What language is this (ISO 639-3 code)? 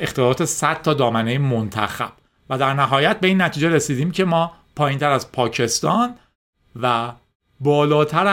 fas